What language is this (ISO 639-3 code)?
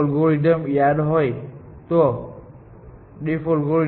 guj